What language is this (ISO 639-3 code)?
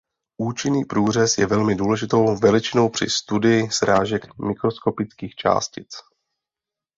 ces